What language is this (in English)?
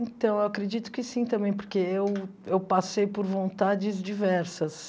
Portuguese